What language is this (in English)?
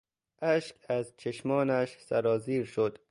Persian